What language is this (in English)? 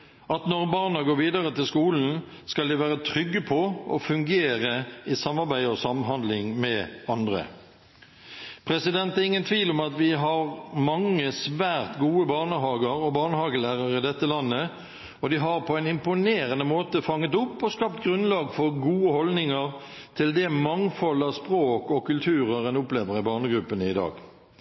Norwegian Bokmål